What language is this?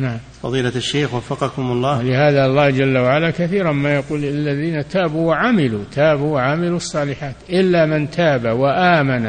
Arabic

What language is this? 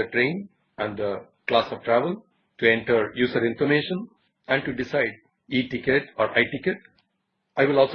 English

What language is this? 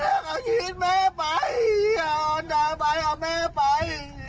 Thai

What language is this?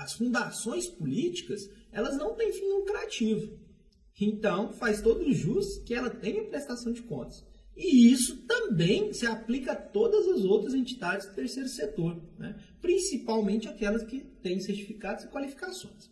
Portuguese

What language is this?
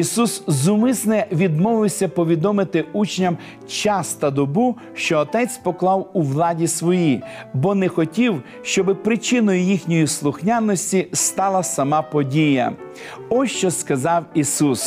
Ukrainian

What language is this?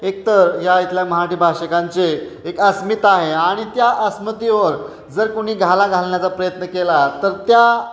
Marathi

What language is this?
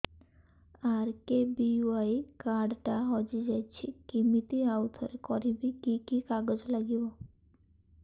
Odia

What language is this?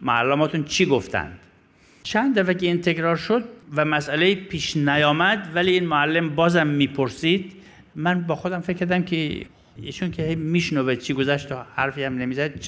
Persian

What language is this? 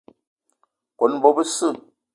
Eton (Cameroon)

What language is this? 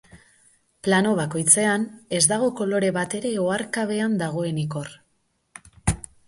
Basque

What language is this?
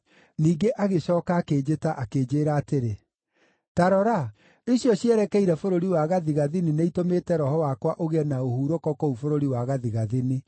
Kikuyu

